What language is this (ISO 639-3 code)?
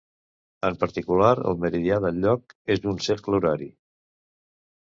cat